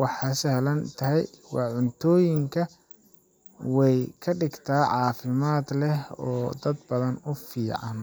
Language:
Somali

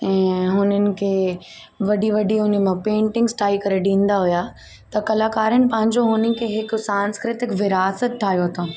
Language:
Sindhi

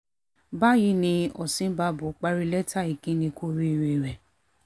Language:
Yoruba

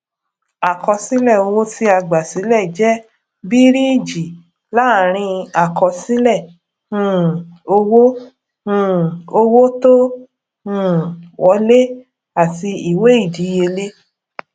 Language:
Yoruba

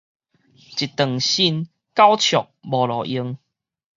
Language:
Min Nan Chinese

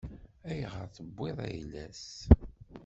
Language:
Kabyle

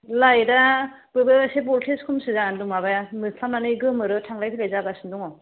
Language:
Bodo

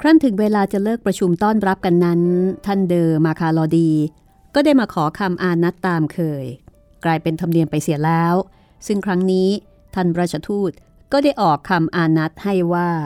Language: Thai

